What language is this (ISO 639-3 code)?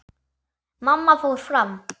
isl